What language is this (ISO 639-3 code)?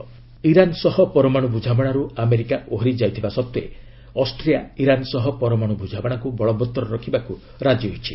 ori